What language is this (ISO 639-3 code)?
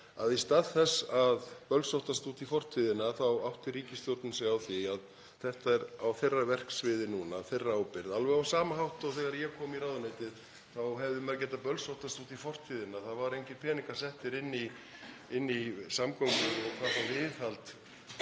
isl